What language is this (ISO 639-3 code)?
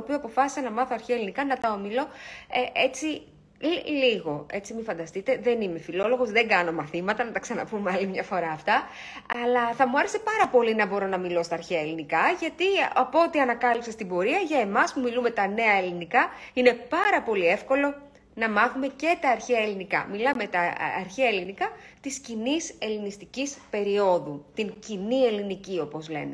ell